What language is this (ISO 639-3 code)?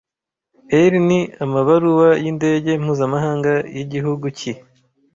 kin